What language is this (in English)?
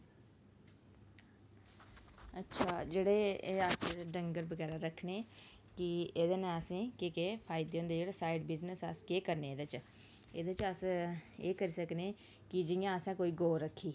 Dogri